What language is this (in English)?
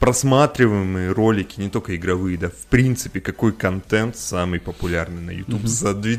Russian